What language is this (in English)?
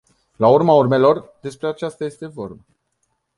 Romanian